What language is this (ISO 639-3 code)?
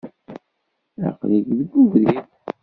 kab